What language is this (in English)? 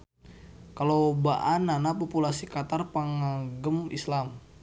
Sundanese